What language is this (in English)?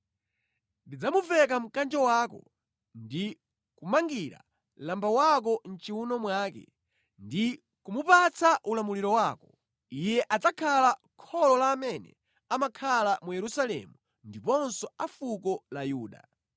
Nyanja